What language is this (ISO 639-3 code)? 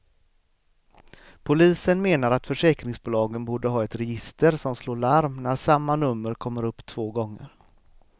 swe